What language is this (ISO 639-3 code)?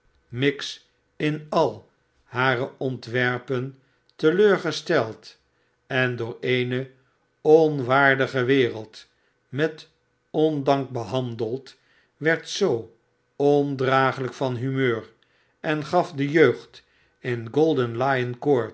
nld